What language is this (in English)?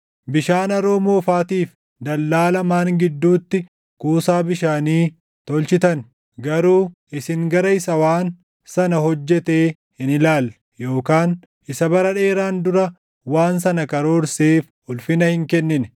Oromo